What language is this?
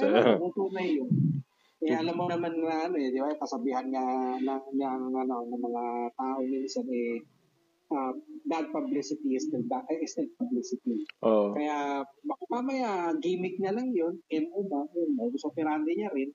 Filipino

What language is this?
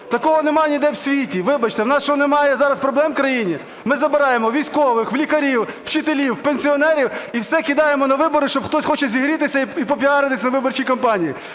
Ukrainian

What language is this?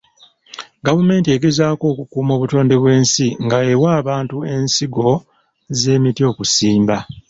Ganda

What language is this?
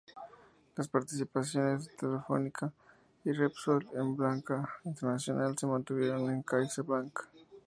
Spanish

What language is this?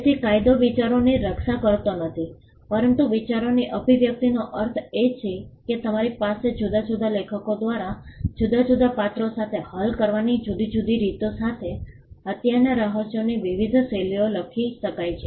Gujarati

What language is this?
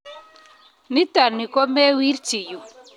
Kalenjin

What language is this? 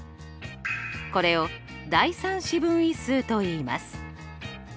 Japanese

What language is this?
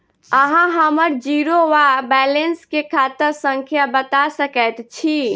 Maithili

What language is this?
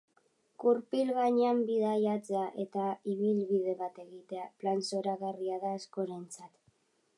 Basque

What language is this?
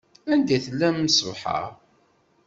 Kabyle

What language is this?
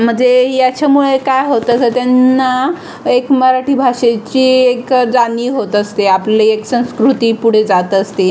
Marathi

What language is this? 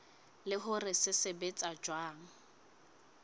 Southern Sotho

